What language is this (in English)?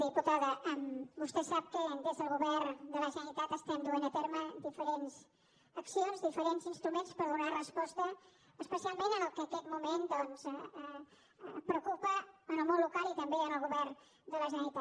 Catalan